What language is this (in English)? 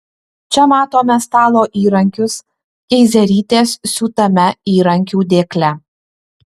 Lithuanian